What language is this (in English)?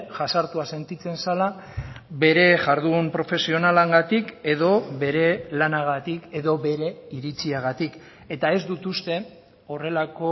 Basque